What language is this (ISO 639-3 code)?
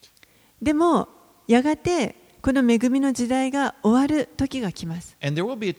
jpn